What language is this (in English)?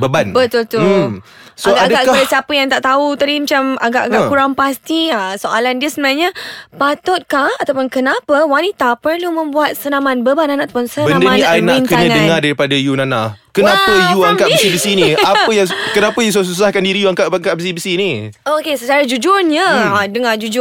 Malay